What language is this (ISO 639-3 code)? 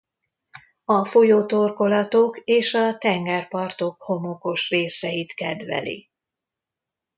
hun